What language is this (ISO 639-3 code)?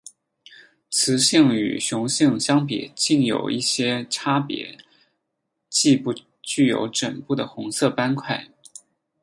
zho